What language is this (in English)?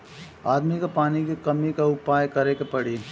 Bhojpuri